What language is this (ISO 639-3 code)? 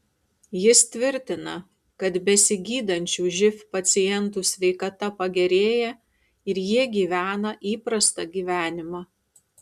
lit